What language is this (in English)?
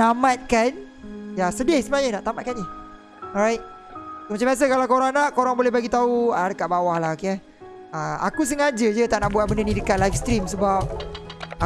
Malay